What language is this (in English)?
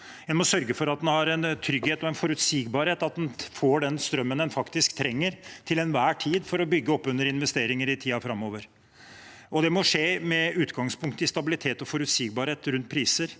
Norwegian